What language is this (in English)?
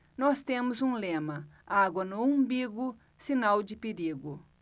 Portuguese